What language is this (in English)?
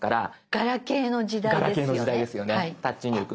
Japanese